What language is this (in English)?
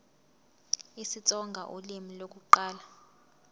Zulu